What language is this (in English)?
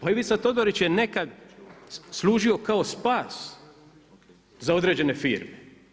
Croatian